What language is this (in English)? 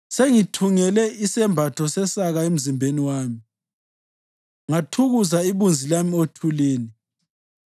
North Ndebele